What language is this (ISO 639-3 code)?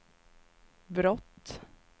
swe